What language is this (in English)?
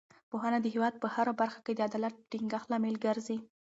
Pashto